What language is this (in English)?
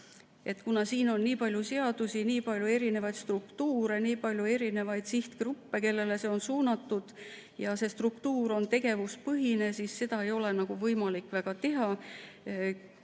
Estonian